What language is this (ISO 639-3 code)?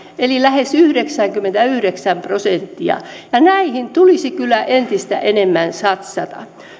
fin